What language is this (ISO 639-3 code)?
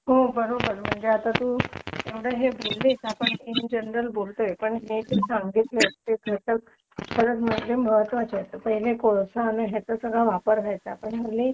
mar